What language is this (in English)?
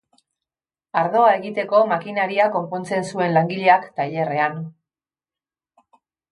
Basque